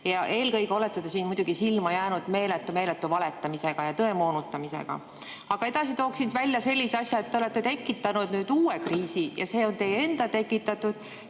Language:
Estonian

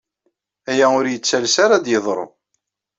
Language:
Kabyle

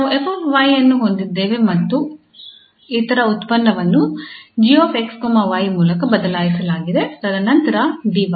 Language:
Kannada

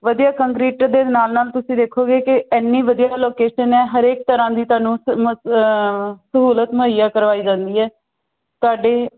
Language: Punjabi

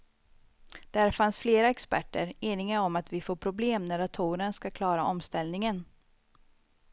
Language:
Swedish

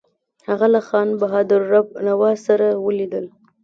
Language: Pashto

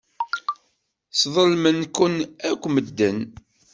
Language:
Kabyle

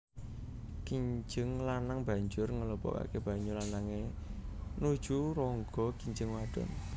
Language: Javanese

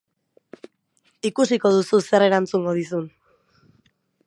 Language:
Basque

